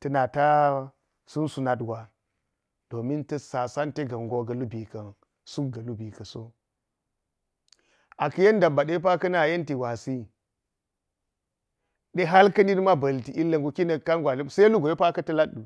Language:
Geji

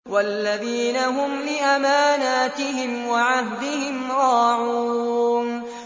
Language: Arabic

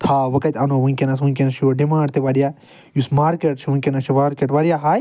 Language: Kashmiri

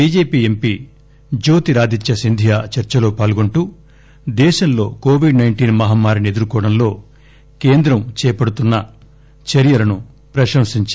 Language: Telugu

